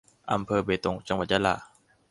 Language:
Thai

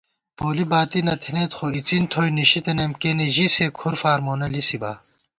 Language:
Gawar-Bati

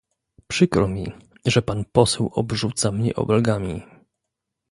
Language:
Polish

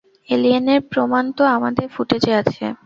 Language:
Bangla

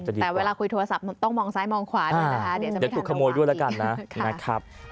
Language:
Thai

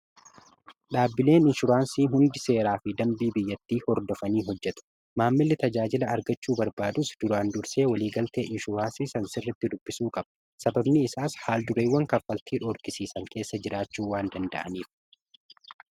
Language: Oromo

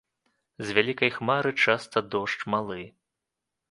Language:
Belarusian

